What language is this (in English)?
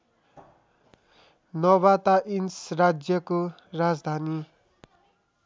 Nepali